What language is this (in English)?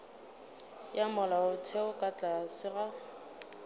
Northern Sotho